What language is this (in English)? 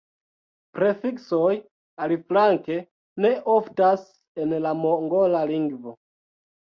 Esperanto